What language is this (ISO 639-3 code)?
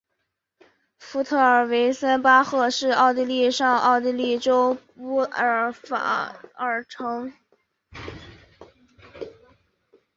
zho